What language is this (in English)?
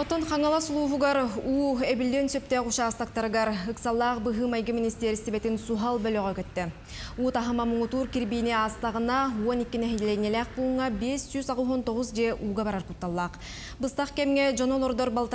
Turkish